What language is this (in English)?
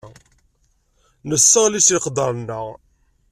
Kabyle